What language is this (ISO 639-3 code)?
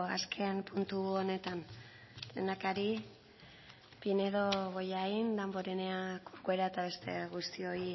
eus